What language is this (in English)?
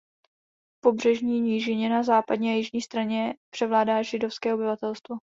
Czech